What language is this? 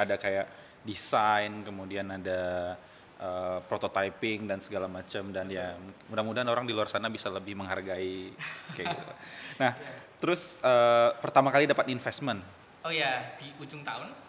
Indonesian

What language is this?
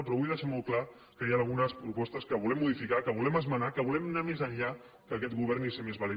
Catalan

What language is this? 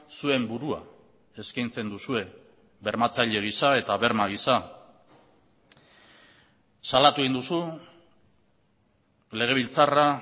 Basque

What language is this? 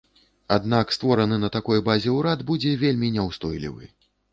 Belarusian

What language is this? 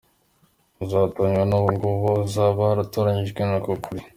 Kinyarwanda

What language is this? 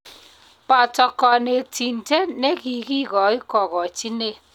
Kalenjin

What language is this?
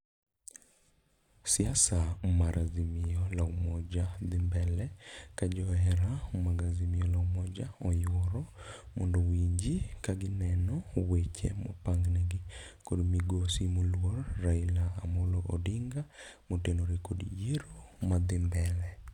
Luo (Kenya and Tanzania)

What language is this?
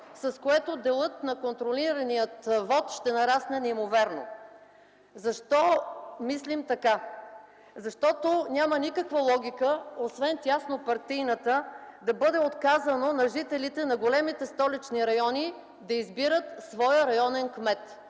Bulgarian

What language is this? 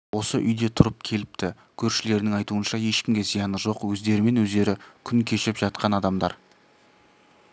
Kazakh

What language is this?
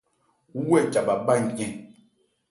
Ebrié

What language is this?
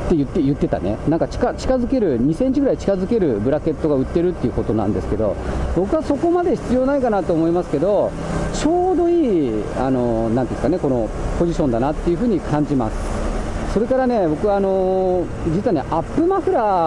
Japanese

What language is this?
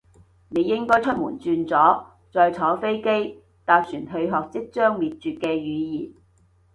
Cantonese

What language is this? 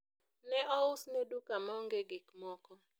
Luo (Kenya and Tanzania)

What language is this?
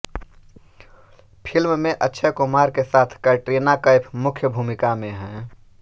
Hindi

